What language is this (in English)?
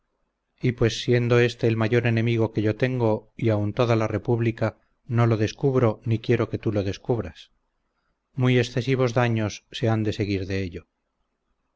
Spanish